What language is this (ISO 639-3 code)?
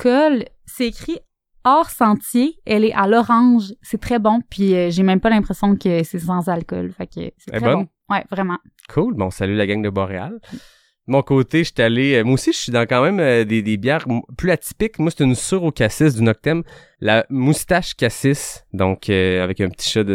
fra